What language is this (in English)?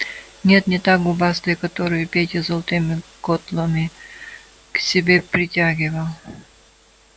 Russian